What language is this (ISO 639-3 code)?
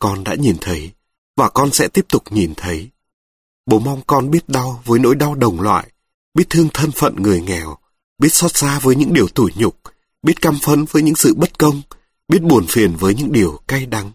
vie